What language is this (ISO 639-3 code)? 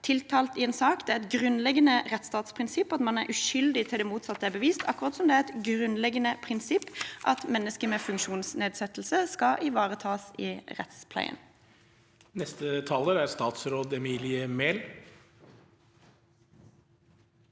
nor